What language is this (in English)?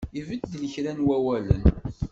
Kabyle